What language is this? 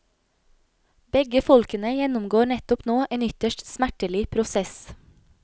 Norwegian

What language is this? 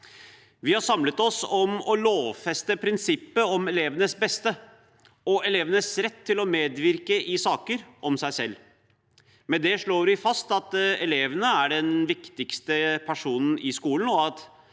Norwegian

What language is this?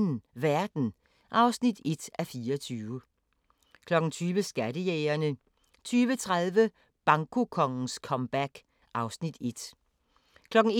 Danish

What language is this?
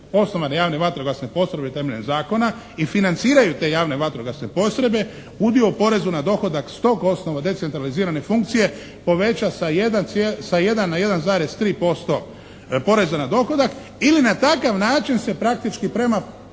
Croatian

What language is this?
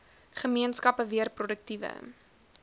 Afrikaans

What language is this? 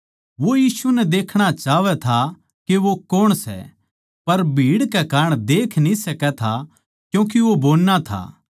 Haryanvi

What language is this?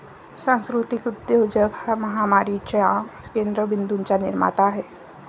Marathi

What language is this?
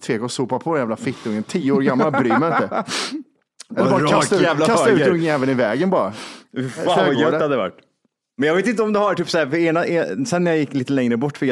Swedish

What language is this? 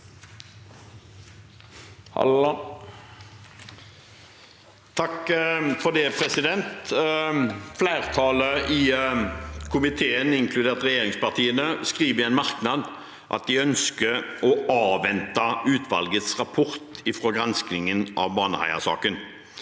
Norwegian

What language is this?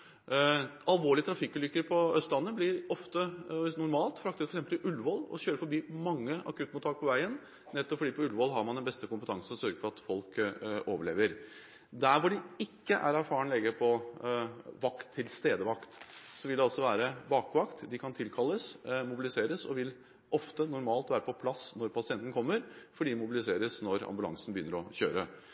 Norwegian Bokmål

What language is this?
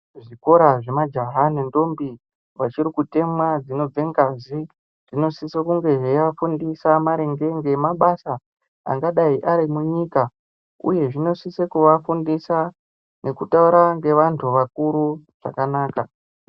Ndau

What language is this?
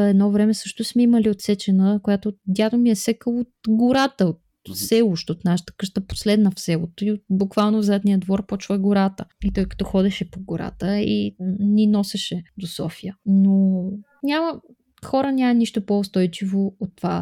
Bulgarian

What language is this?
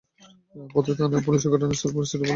Bangla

